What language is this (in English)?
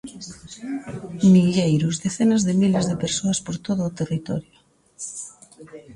Galician